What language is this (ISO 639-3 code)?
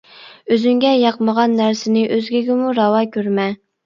uig